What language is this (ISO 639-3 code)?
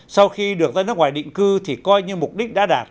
vie